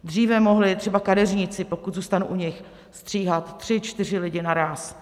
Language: Czech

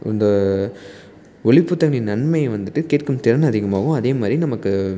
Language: Tamil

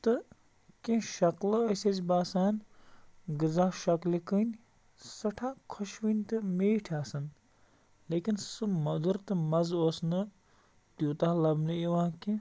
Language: Kashmiri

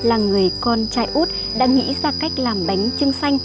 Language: Vietnamese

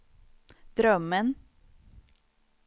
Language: Swedish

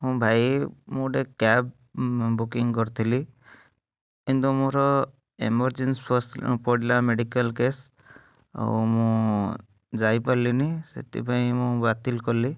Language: Odia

